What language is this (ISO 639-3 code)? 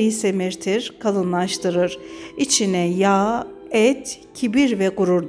tur